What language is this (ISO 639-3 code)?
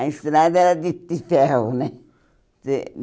por